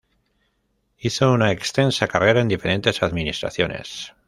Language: Spanish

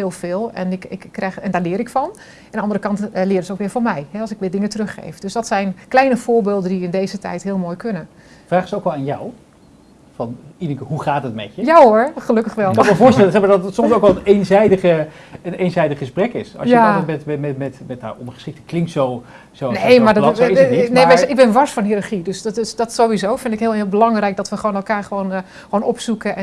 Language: Dutch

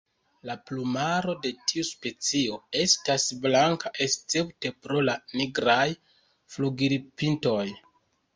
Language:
Esperanto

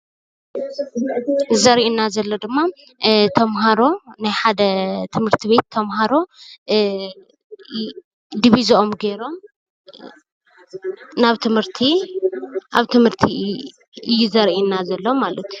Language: Tigrinya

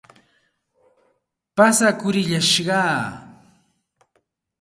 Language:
Santa Ana de Tusi Pasco Quechua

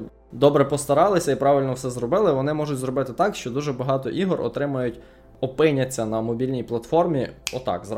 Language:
Ukrainian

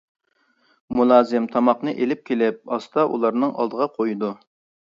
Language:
Uyghur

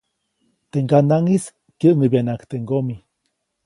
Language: Copainalá Zoque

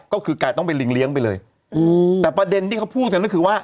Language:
Thai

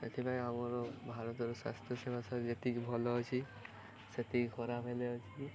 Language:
Odia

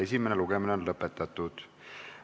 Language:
Estonian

